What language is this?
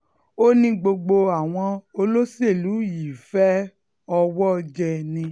Yoruba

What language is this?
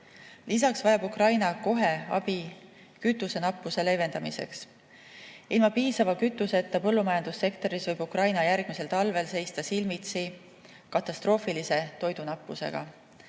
Estonian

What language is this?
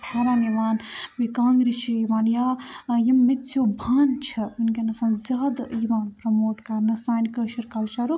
Kashmiri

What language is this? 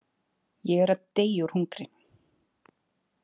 Icelandic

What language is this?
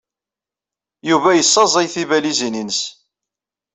Kabyle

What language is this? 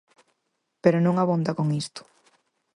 Galician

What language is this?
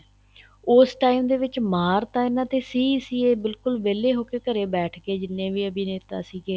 Punjabi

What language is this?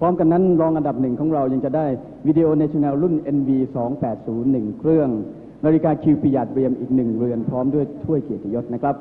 Thai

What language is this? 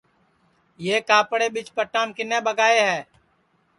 Sansi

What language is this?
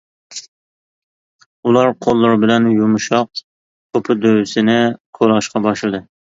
Uyghur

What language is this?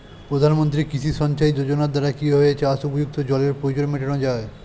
Bangla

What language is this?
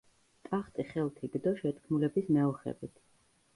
Georgian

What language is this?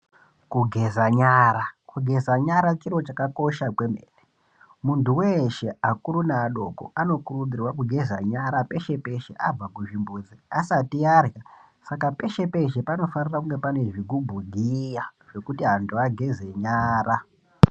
Ndau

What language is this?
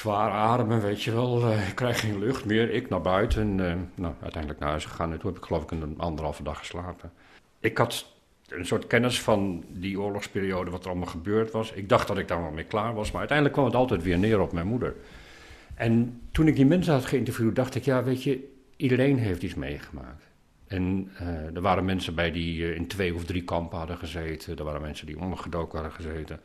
Dutch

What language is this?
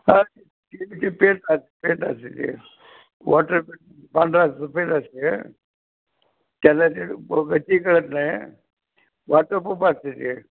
Marathi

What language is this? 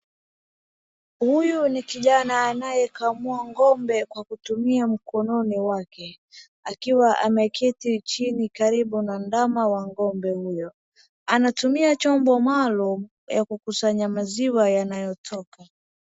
Swahili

